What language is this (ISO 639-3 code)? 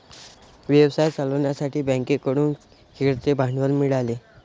mar